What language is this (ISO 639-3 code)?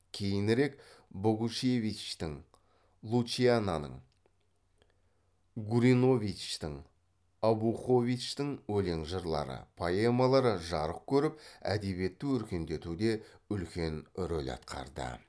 kaz